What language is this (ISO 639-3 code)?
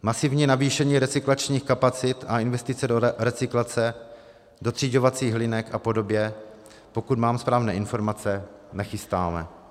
ces